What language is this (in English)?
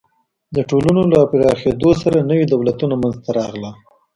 Pashto